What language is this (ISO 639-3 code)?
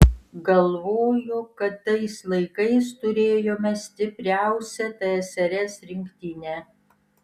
lit